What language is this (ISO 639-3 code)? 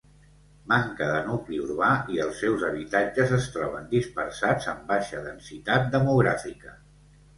cat